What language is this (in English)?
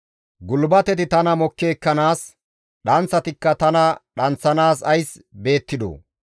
Gamo